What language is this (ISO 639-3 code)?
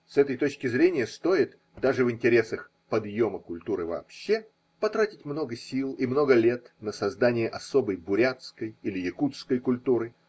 rus